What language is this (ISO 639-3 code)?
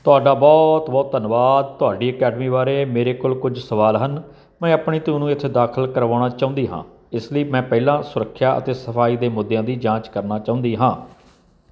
pan